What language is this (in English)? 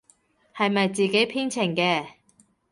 Cantonese